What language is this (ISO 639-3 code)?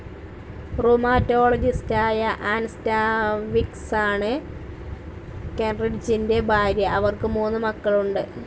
mal